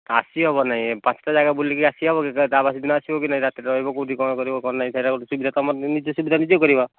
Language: Odia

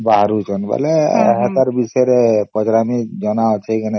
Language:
Odia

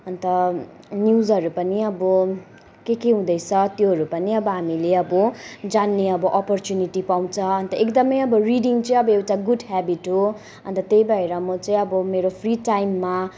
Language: Nepali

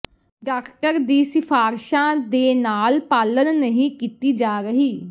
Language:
Punjabi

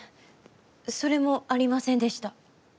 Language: Japanese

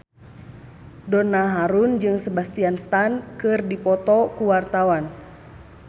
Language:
Sundanese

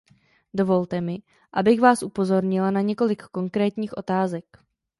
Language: Czech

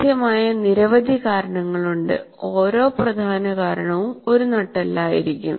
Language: Malayalam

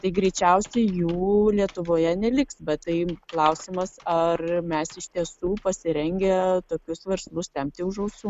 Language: Lithuanian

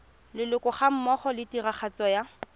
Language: Tswana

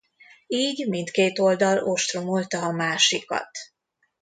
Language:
Hungarian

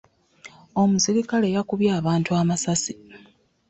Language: Ganda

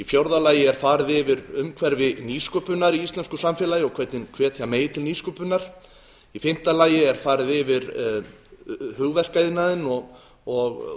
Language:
Icelandic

